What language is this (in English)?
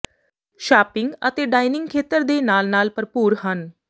Punjabi